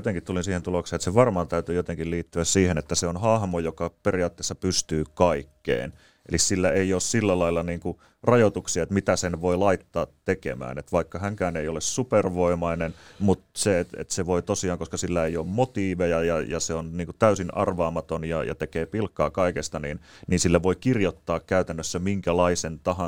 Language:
Finnish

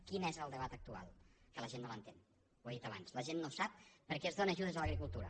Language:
Catalan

